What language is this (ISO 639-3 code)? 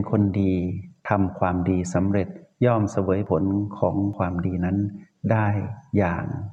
tha